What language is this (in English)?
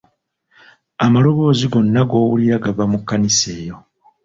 Ganda